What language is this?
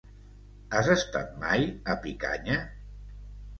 Catalan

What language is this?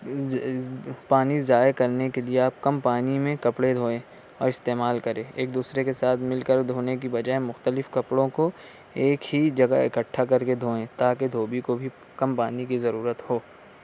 Urdu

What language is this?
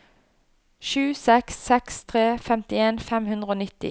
Norwegian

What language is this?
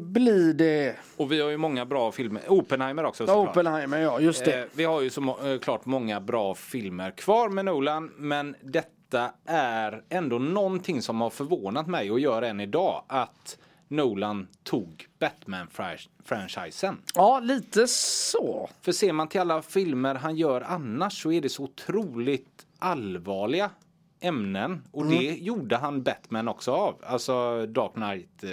Swedish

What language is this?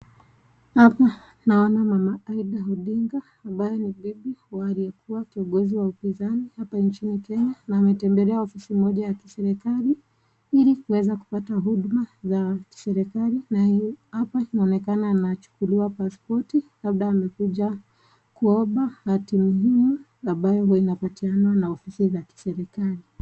Swahili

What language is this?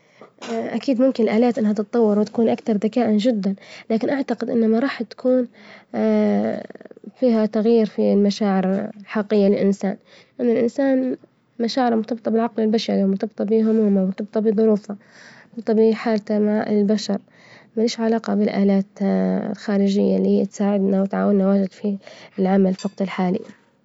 Libyan Arabic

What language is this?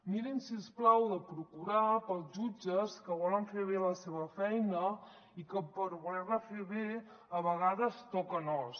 Catalan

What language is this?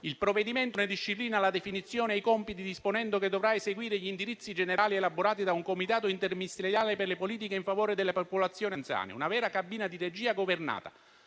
Italian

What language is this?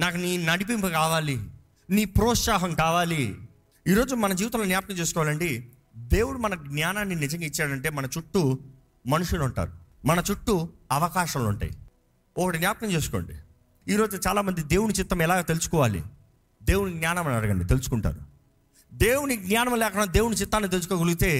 Telugu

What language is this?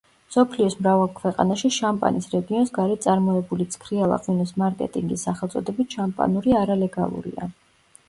Georgian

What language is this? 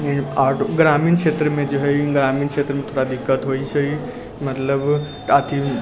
Maithili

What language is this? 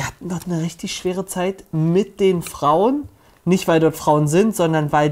German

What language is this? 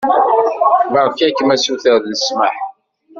Kabyle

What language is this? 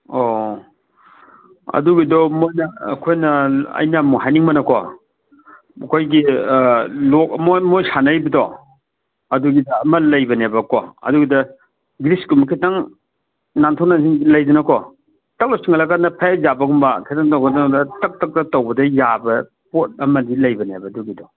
Manipuri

